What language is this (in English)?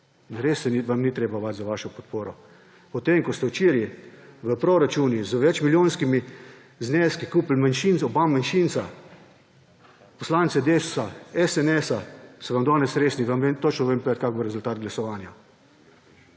Slovenian